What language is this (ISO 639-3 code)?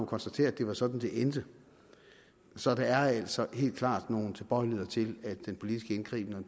dan